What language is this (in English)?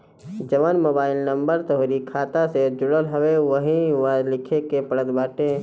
Bhojpuri